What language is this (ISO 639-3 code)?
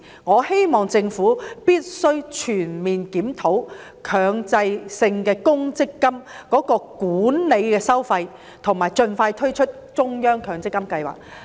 yue